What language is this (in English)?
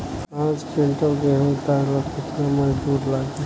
Bhojpuri